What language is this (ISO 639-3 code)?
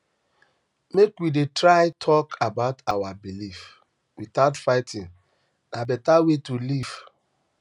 pcm